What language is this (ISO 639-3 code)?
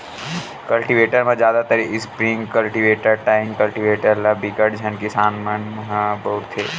hne